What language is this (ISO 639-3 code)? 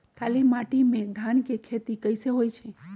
mag